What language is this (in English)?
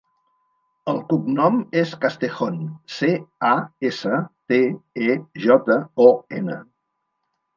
Catalan